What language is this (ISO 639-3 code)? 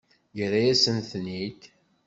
kab